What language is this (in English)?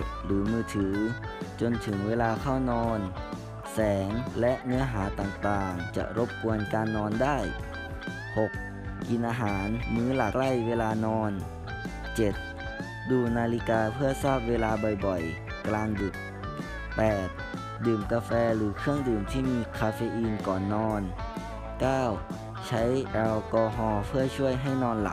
Thai